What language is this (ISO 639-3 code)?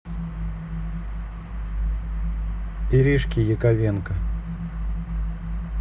rus